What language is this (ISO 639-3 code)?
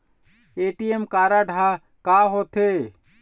hne